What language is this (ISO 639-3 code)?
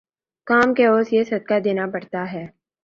urd